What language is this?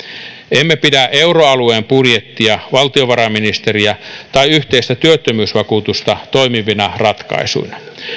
Finnish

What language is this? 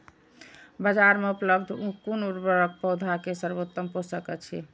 Maithili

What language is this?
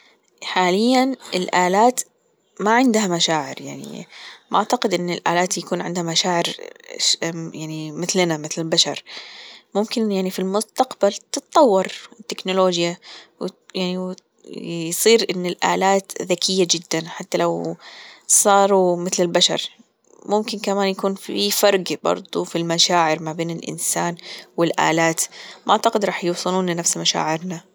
Gulf Arabic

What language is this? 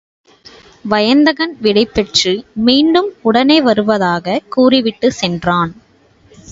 Tamil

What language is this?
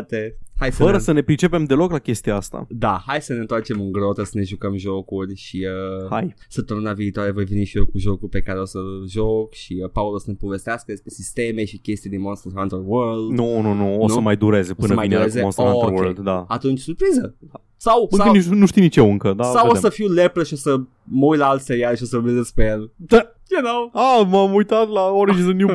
Romanian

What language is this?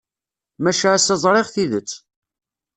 Kabyle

